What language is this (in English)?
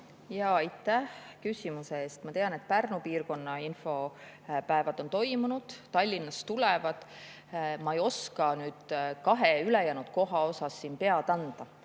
Estonian